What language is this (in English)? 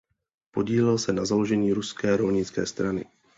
Czech